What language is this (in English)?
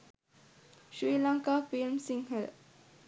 Sinhala